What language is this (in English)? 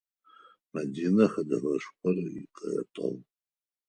Adyghe